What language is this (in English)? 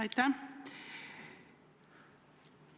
Estonian